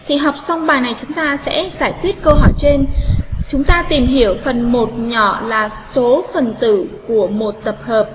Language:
Vietnamese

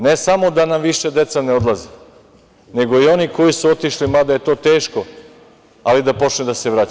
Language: Serbian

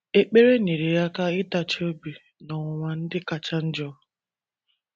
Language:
Igbo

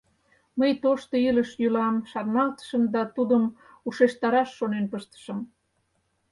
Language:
Mari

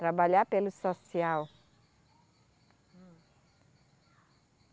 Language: Portuguese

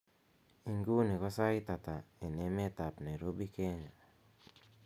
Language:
Kalenjin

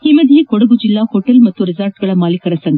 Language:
Kannada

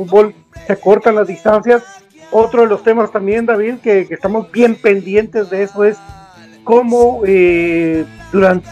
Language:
Spanish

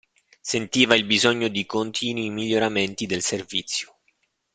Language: Italian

